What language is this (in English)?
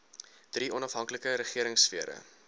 Afrikaans